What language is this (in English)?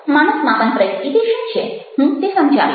Gujarati